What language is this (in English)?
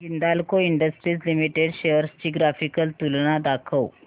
Marathi